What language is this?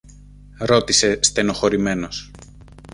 Greek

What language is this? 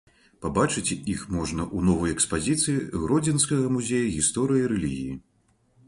Belarusian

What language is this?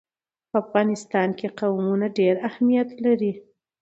Pashto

